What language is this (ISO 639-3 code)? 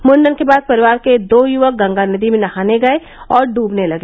hin